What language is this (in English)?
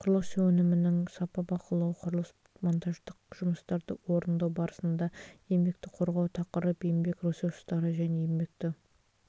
Kazakh